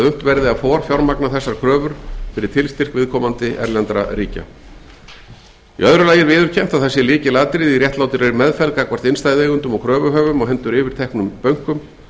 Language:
Icelandic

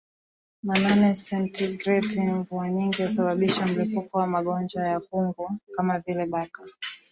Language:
Swahili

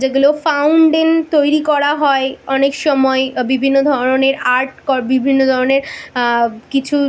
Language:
Bangla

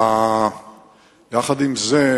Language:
Hebrew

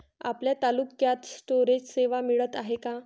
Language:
Marathi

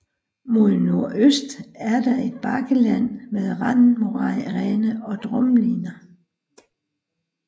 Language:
Danish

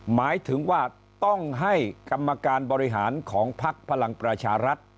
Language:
Thai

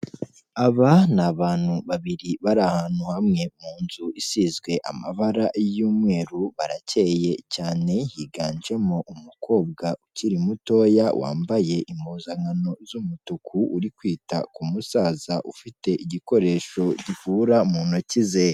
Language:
Kinyarwanda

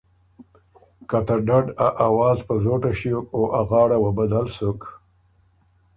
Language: Ormuri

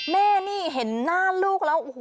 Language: Thai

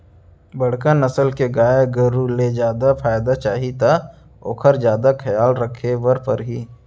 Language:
Chhattisgarhi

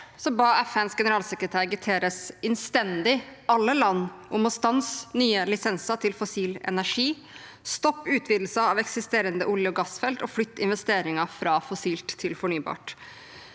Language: Norwegian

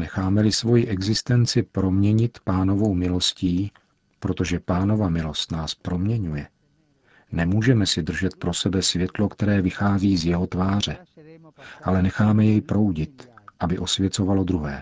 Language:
Czech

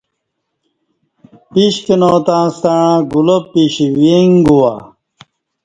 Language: Kati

